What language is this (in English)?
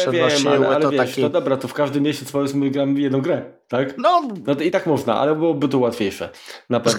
Polish